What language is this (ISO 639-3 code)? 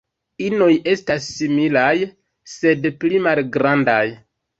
epo